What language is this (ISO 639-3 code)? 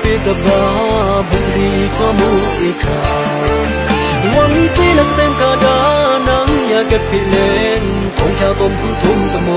tha